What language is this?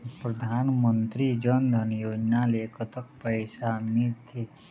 Chhattisgarhi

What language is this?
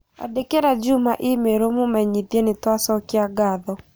Kikuyu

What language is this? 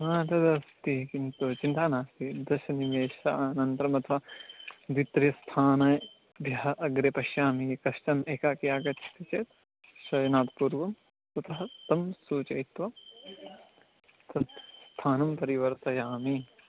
Sanskrit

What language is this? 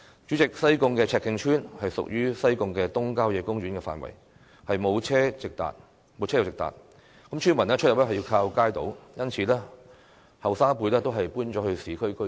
Cantonese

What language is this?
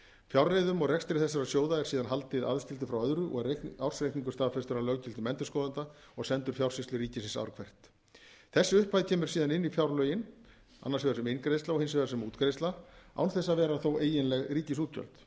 Icelandic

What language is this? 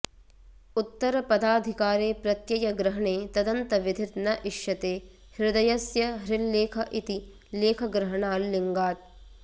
Sanskrit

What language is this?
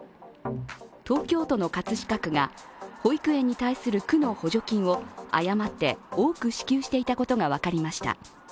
Japanese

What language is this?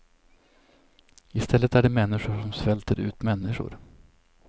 Swedish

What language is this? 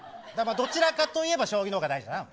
Japanese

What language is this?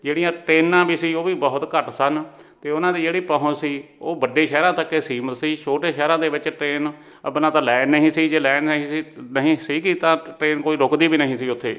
Punjabi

